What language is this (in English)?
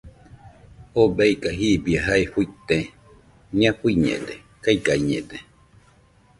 Nüpode Huitoto